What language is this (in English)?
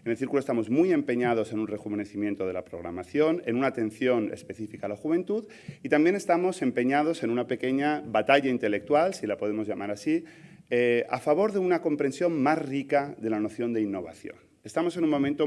Spanish